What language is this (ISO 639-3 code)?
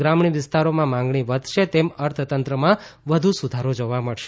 guj